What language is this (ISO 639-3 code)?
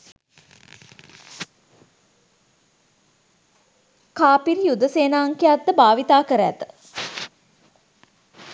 sin